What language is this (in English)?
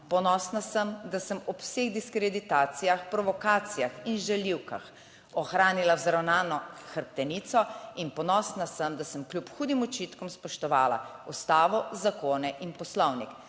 Slovenian